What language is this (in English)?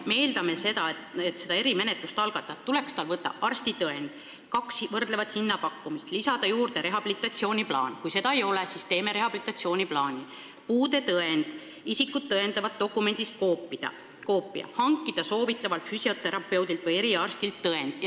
Estonian